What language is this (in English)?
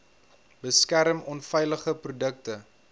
Afrikaans